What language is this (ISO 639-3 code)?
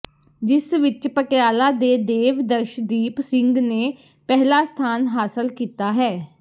pan